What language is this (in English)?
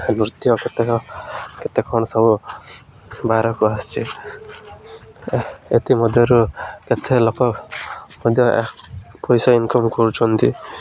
Odia